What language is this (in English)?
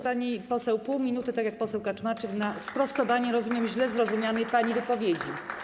Polish